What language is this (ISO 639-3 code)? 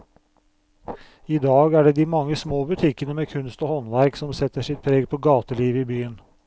nor